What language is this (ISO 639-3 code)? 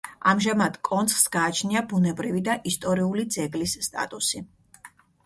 kat